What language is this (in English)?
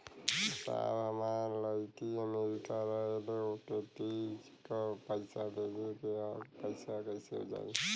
Bhojpuri